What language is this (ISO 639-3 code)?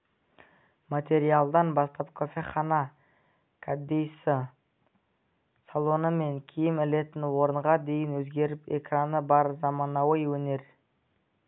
kaz